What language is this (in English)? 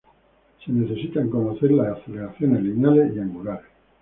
Spanish